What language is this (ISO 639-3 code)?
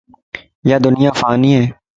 lss